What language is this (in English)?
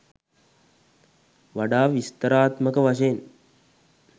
Sinhala